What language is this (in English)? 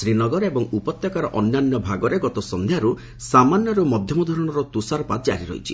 Odia